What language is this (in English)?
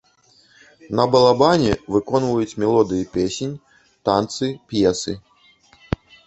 Belarusian